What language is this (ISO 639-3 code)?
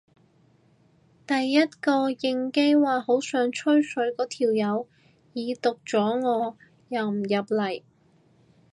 yue